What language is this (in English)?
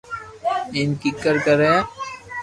Loarki